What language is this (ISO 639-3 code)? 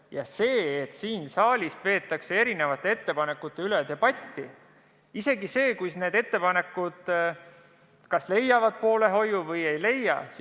est